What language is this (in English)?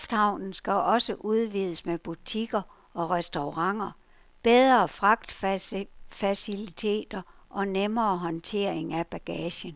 Danish